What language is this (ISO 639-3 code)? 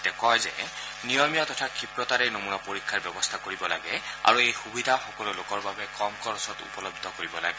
asm